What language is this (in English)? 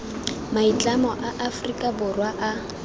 Tswana